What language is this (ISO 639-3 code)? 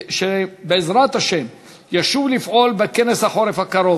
heb